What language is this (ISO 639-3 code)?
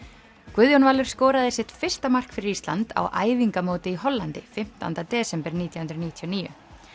isl